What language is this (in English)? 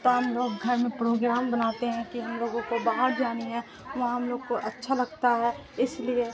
Urdu